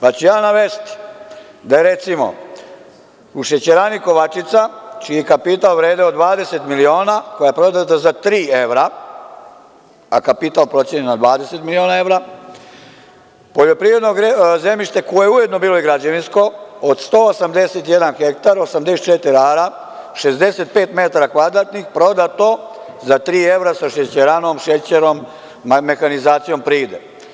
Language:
Serbian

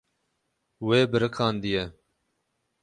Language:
Kurdish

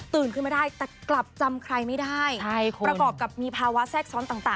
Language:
Thai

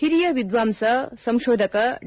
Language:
Kannada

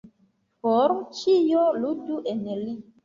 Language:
Esperanto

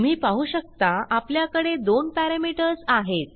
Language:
Marathi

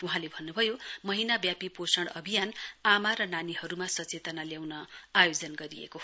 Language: Nepali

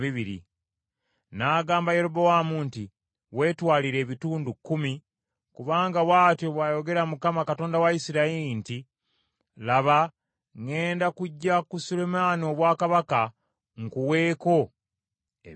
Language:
Ganda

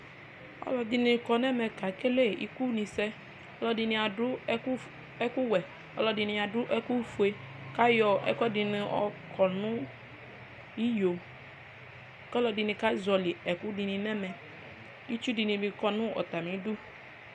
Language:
Ikposo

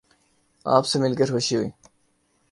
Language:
Urdu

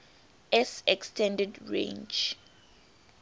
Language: English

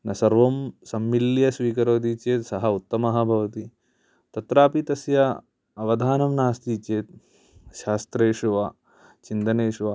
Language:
Sanskrit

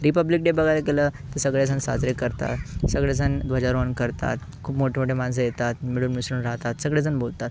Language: Marathi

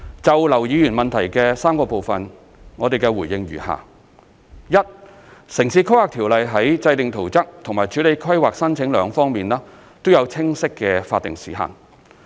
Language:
Cantonese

